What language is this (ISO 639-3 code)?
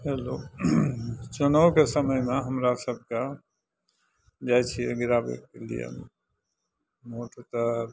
mai